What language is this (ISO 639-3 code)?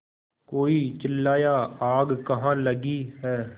hin